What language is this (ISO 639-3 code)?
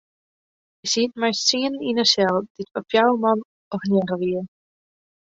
fry